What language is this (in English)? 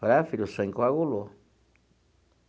Portuguese